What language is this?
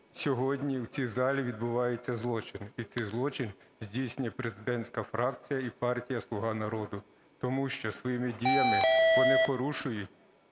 Ukrainian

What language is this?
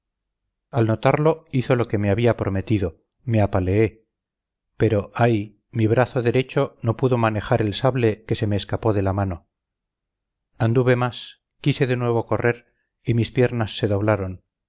Spanish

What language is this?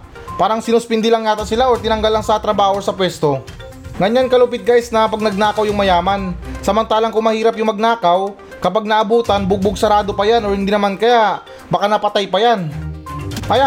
Filipino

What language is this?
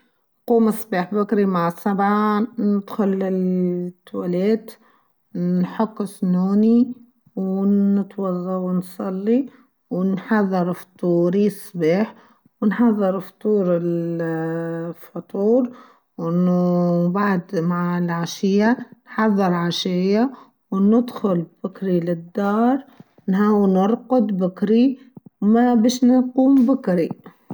Tunisian Arabic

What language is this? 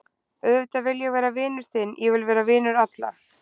Icelandic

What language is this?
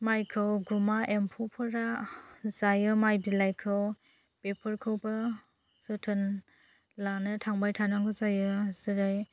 Bodo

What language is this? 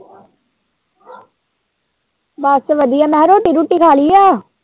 Punjabi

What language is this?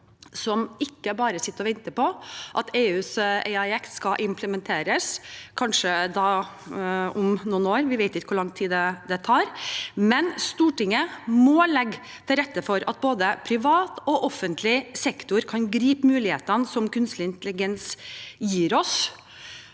Norwegian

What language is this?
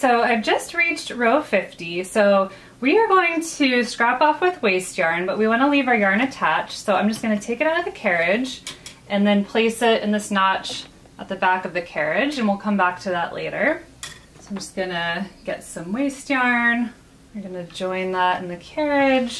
English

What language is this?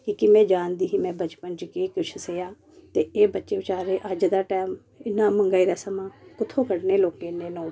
Dogri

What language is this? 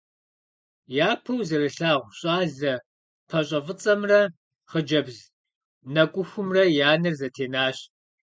Kabardian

